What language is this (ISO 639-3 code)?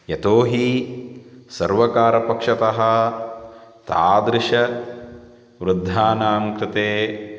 san